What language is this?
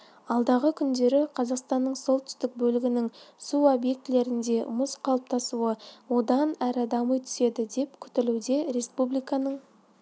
Kazakh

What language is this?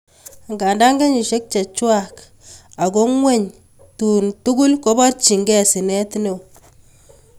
Kalenjin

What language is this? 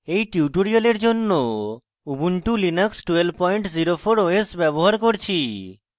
Bangla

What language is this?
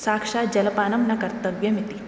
Sanskrit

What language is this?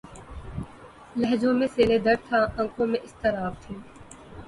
Urdu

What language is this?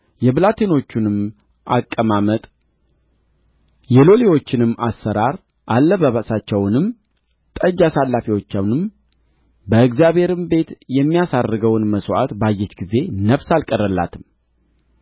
Amharic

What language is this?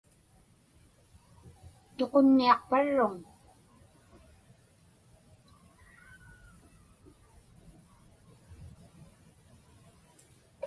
Inupiaq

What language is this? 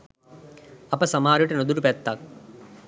Sinhala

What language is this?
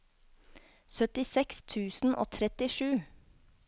Norwegian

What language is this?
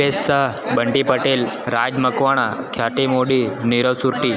Gujarati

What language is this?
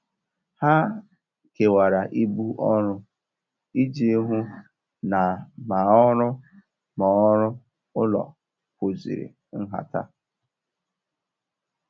Igbo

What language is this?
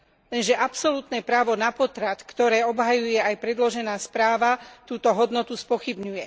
Slovak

